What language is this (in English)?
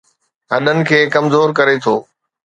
Sindhi